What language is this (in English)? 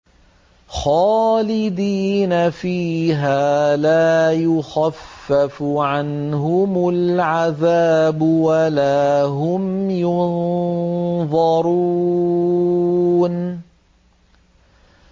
Arabic